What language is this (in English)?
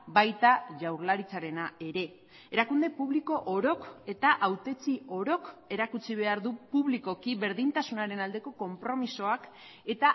Basque